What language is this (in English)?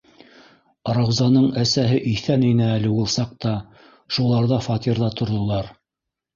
Bashkir